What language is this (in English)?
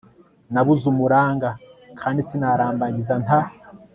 Kinyarwanda